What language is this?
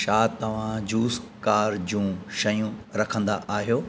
Sindhi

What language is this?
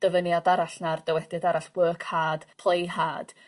Welsh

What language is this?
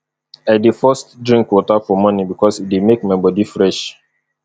Nigerian Pidgin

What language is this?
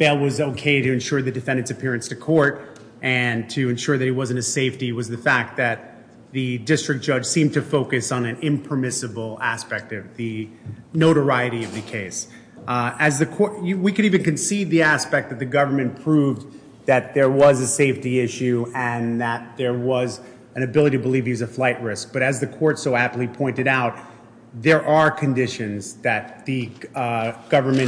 English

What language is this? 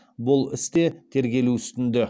Kazakh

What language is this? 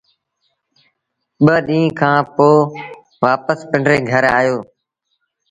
Sindhi Bhil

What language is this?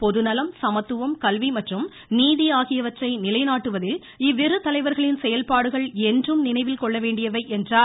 Tamil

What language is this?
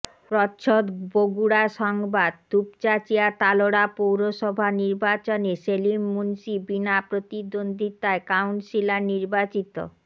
Bangla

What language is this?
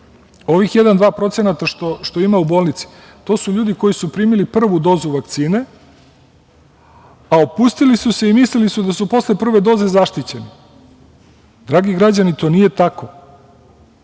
Serbian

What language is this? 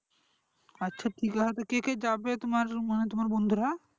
Bangla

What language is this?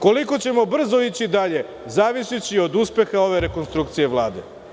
Serbian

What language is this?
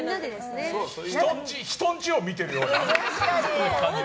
Japanese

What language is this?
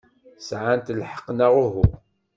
Kabyle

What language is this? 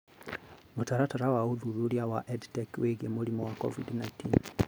Kikuyu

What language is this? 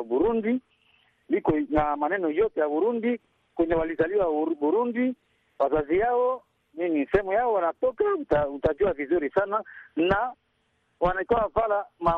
Swahili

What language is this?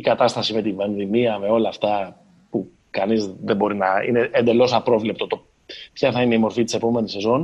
Greek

